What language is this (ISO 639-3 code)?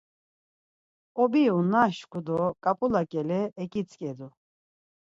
lzz